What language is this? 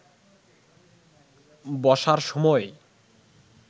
Bangla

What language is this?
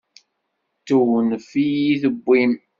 Kabyle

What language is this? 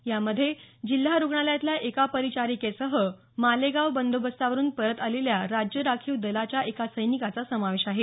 Marathi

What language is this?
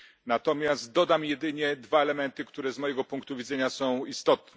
Polish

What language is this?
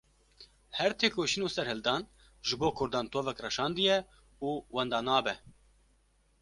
Kurdish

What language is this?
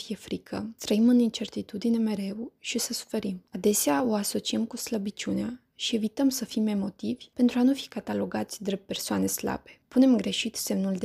Romanian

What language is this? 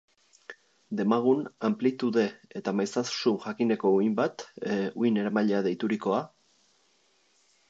Basque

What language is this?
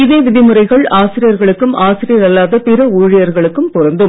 Tamil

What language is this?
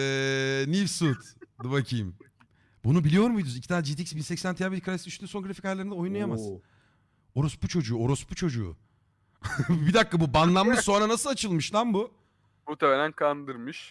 Turkish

